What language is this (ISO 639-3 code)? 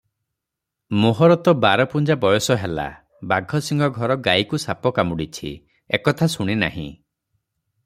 ori